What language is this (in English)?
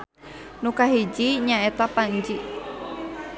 Sundanese